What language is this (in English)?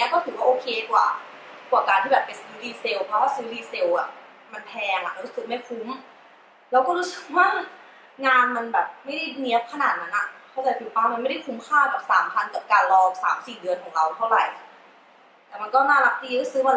Thai